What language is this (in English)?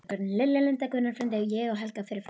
Icelandic